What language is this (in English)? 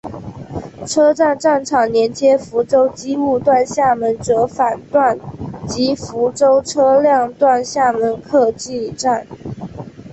Chinese